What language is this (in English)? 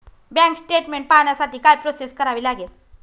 Marathi